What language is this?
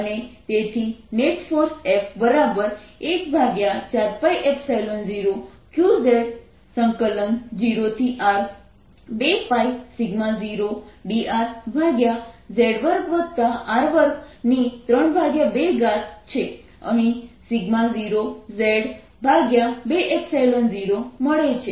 Gujarati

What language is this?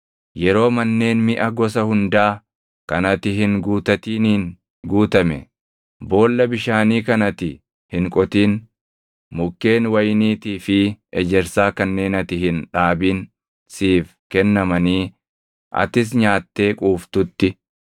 Oromo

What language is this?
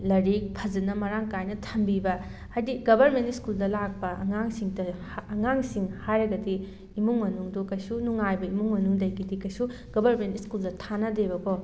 Manipuri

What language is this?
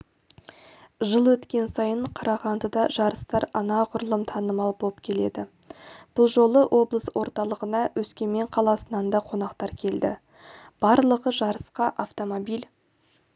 Kazakh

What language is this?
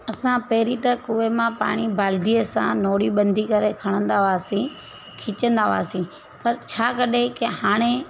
Sindhi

